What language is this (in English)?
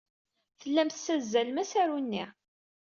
Kabyle